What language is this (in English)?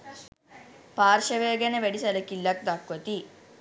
Sinhala